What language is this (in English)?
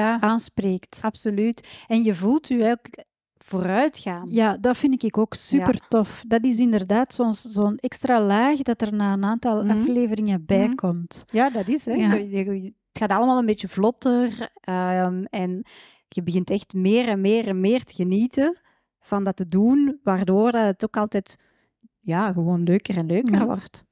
Dutch